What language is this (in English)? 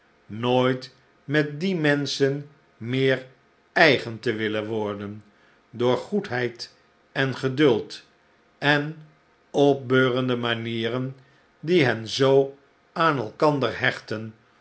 Dutch